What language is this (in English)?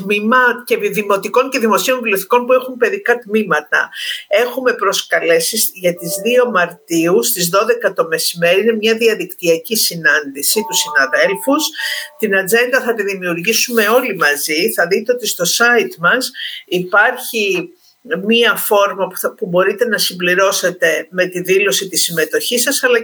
Greek